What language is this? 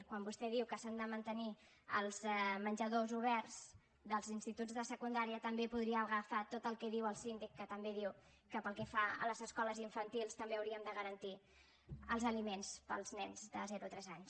Catalan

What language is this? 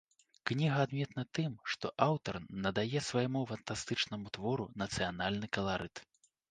Belarusian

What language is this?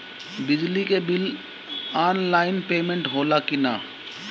Bhojpuri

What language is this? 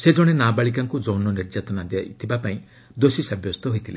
Odia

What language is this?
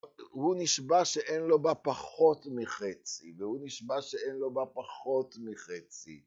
Hebrew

